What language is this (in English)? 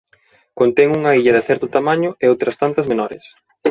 Galician